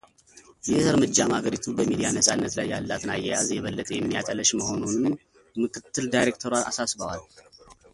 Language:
Amharic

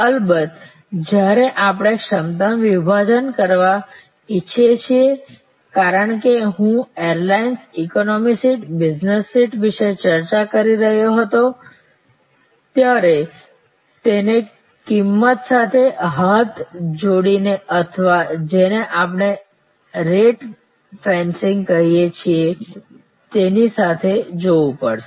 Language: Gujarati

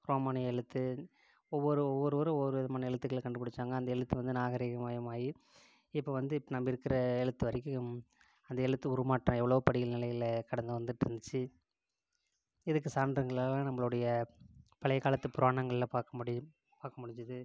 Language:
Tamil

